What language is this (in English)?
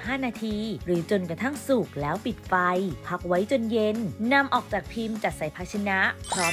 Thai